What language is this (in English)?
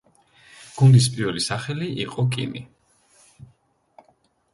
Georgian